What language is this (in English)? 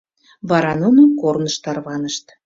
Mari